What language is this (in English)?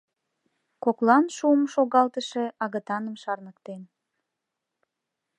Mari